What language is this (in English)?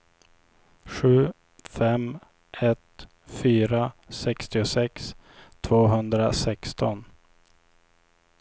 Swedish